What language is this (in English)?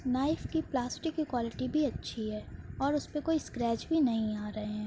Urdu